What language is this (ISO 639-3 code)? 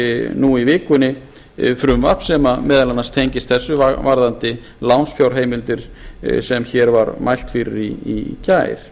isl